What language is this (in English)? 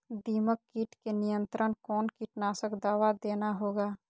Magahi